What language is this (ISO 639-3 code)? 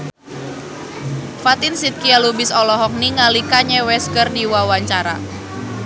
sun